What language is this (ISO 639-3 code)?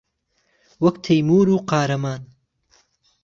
ckb